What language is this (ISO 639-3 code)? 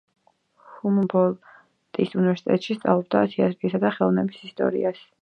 kat